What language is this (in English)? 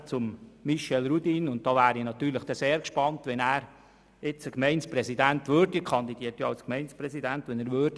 Swiss German